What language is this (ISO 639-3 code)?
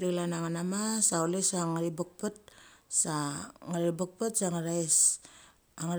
gcc